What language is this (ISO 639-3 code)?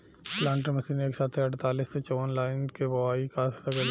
bho